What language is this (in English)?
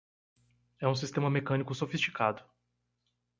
Portuguese